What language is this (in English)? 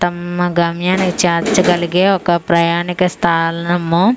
Telugu